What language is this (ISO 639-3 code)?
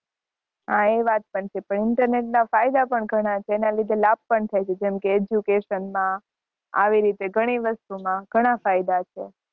guj